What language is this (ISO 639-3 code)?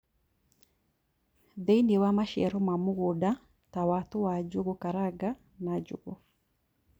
kik